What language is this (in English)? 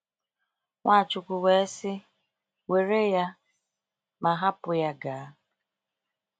Igbo